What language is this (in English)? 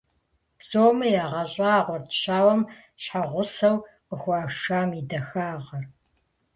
Kabardian